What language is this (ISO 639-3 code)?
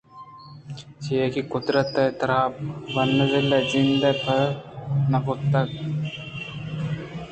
bgp